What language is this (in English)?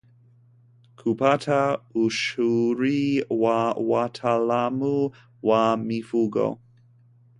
Swahili